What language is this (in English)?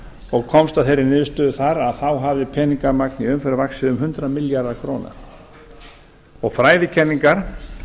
Icelandic